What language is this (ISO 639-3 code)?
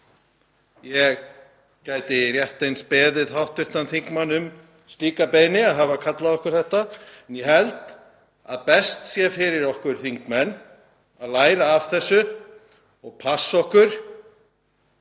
isl